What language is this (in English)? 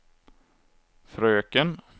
Swedish